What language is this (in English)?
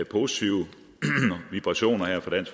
Danish